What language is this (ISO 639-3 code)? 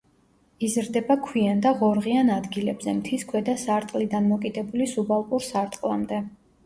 kat